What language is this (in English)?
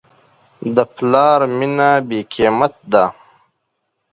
Pashto